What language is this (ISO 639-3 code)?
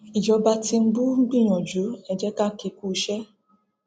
yor